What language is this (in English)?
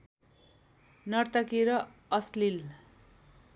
Nepali